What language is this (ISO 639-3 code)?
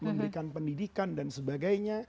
ind